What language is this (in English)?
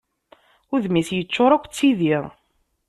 Kabyle